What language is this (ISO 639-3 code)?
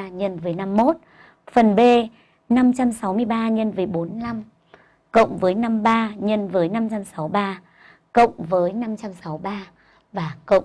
vie